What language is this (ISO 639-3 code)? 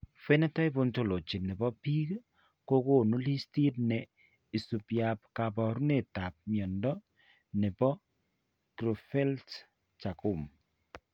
kln